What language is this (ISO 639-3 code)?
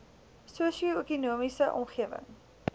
afr